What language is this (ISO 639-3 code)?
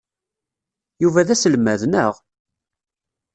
kab